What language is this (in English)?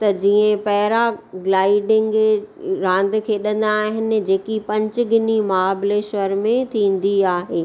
Sindhi